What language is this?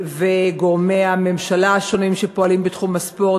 Hebrew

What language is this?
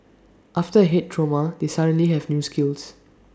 English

